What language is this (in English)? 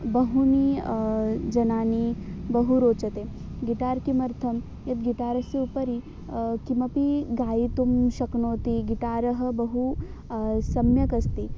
Sanskrit